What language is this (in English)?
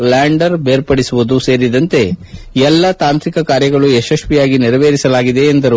Kannada